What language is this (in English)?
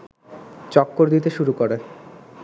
Bangla